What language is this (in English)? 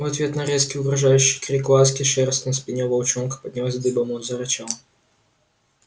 Russian